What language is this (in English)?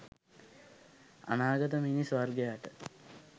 Sinhala